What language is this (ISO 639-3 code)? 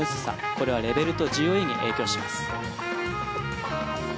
jpn